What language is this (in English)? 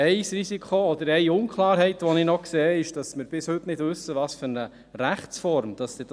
Swiss German